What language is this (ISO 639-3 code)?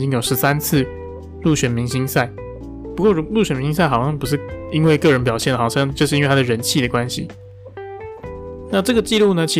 zho